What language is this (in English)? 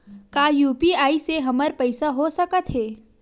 Chhattisgarhi